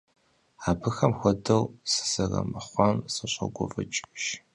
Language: Kabardian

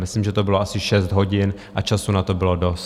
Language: Czech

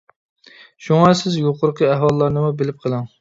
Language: Uyghur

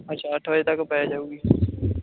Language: Punjabi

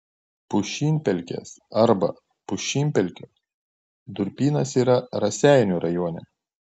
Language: Lithuanian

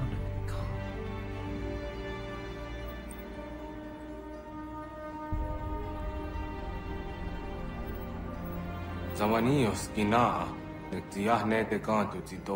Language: German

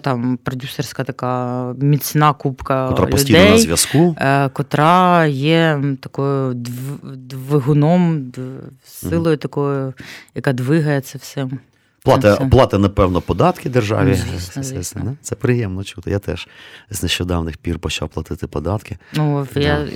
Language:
Ukrainian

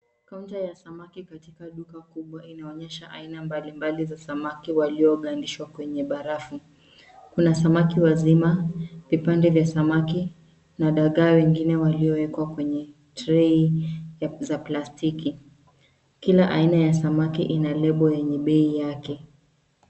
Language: Swahili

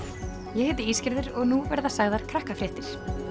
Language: Icelandic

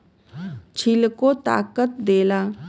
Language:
Bhojpuri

